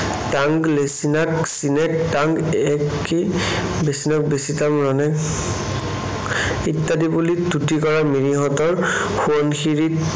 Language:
Assamese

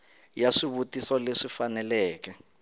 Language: Tsonga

